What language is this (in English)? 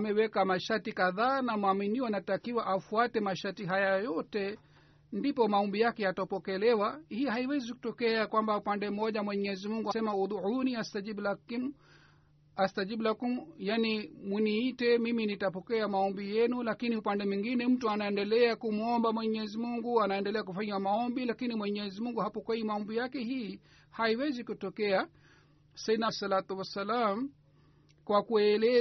Swahili